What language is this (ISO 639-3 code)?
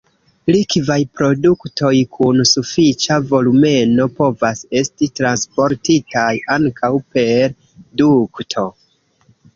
epo